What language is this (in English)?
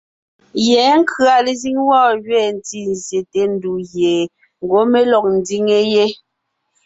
Ngiemboon